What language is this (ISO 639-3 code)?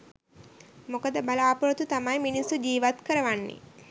sin